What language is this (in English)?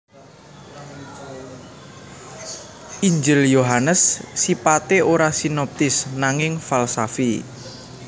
Javanese